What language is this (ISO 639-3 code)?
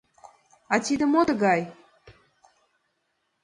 chm